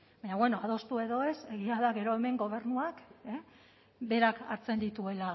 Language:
Basque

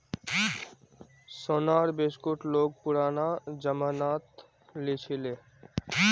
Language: Magahi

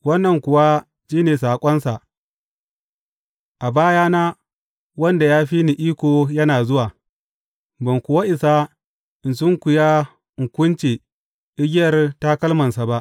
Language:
Hausa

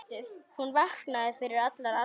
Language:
Icelandic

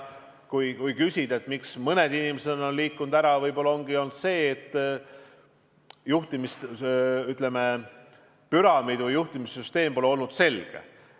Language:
Estonian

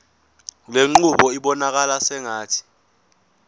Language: Zulu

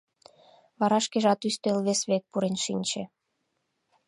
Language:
Mari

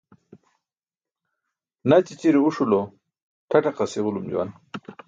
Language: Burushaski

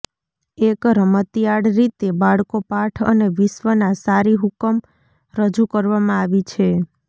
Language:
Gujarati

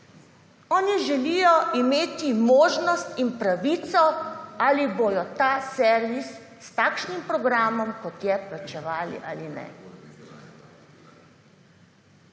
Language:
Slovenian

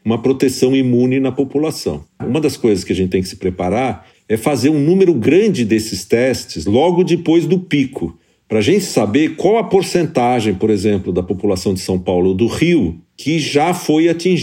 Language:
Portuguese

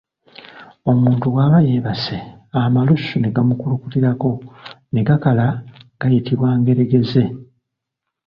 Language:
Ganda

